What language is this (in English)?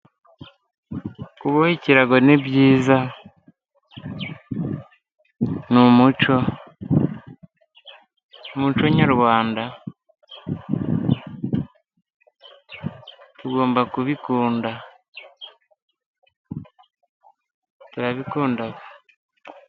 Kinyarwanda